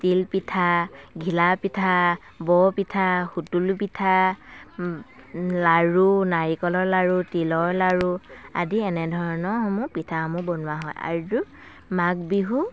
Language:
Assamese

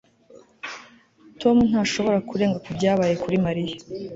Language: Kinyarwanda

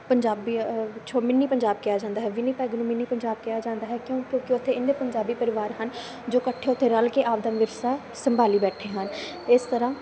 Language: Punjabi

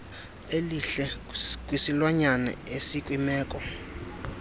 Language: Xhosa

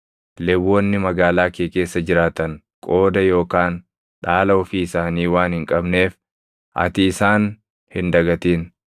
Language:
Oromo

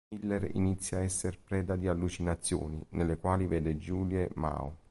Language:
Italian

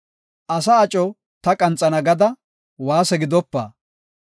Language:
Gofa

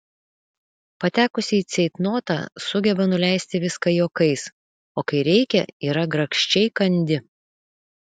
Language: Lithuanian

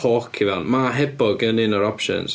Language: Welsh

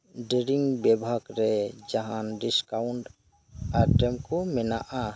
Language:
Santali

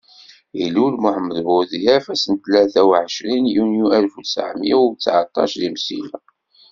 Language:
Kabyle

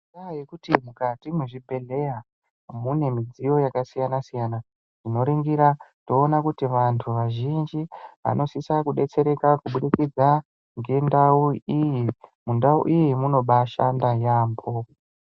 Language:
Ndau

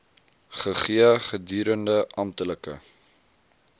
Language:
Afrikaans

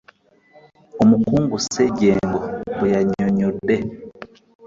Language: Ganda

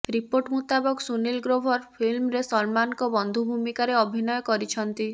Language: Odia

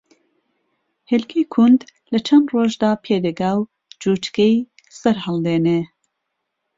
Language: Central Kurdish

